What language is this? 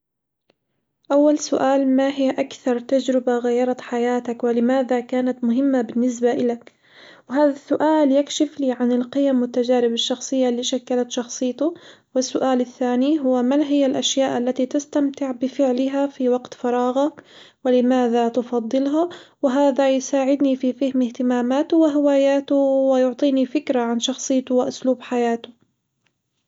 Hijazi Arabic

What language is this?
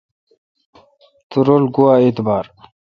Kalkoti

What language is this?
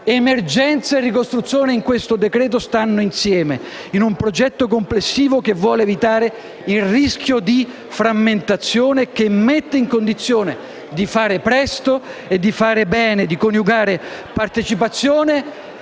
Italian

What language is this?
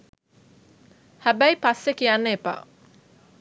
Sinhala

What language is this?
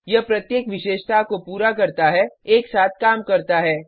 Hindi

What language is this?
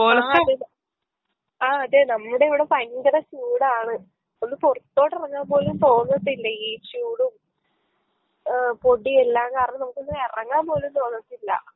Malayalam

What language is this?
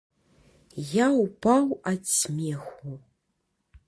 Belarusian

